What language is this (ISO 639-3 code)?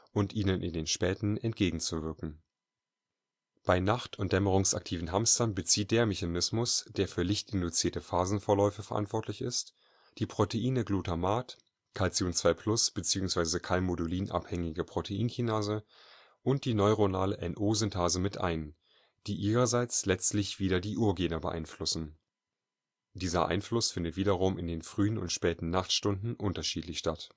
deu